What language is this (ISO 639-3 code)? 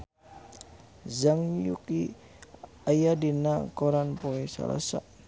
sun